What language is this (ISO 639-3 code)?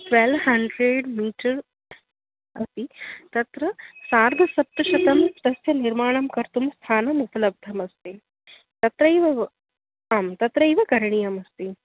san